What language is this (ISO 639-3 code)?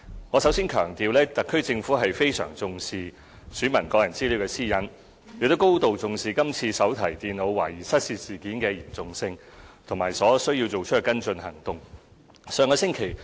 yue